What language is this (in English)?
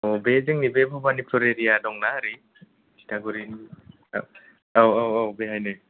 Bodo